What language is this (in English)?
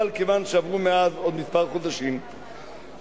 Hebrew